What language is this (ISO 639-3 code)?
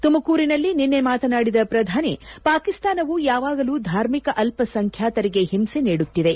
kan